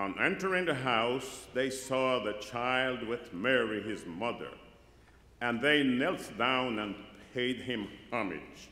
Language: English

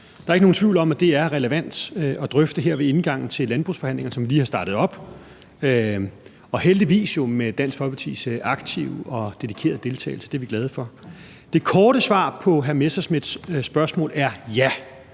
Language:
Danish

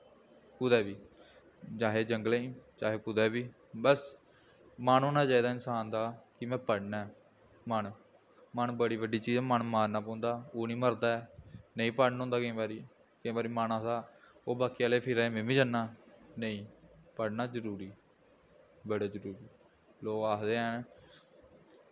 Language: Dogri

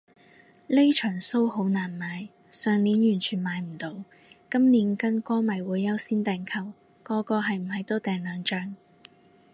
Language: Cantonese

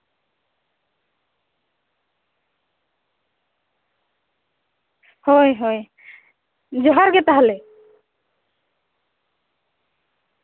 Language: Santali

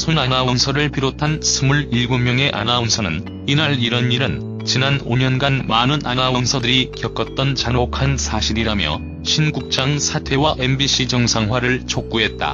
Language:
Korean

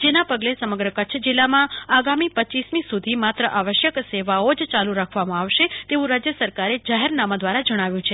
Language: Gujarati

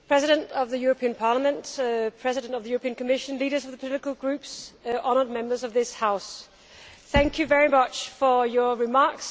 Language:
English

